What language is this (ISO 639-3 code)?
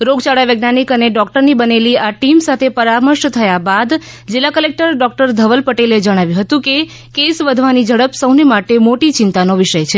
guj